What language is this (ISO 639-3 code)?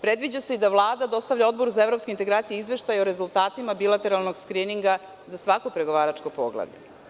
srp